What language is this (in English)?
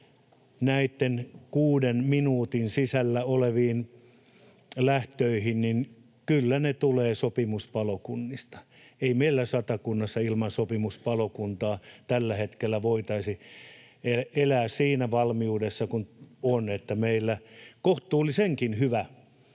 Finnish